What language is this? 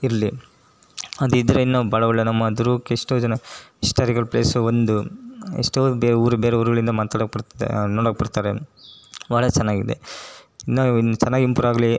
Kannada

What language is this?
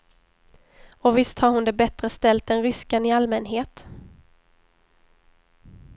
Swedish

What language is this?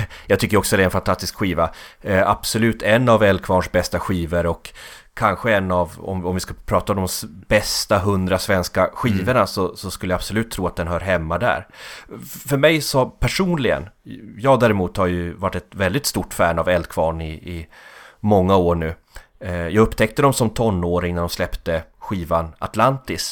Swedish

